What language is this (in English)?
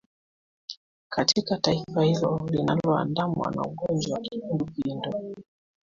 Swahili